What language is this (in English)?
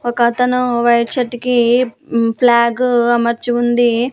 Telugu